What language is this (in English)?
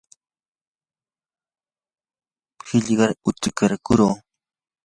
Yanahuanca Pasco Quechua